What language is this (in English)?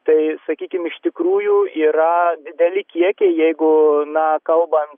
Lithuanian